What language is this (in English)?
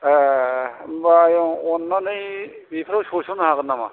Bodo